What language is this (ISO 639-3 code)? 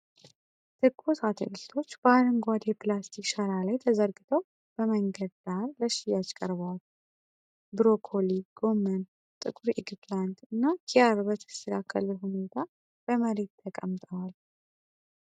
amh